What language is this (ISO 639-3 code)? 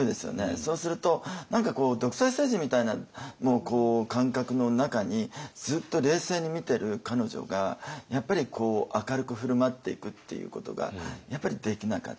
jpn